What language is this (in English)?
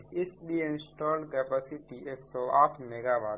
Hindi